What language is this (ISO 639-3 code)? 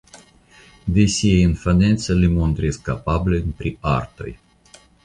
epo